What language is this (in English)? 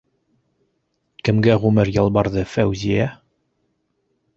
Bashkir